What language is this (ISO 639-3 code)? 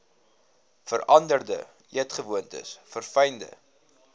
afr